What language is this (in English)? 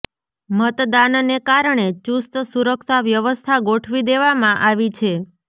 Gujarati